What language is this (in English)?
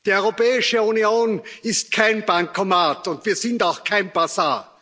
German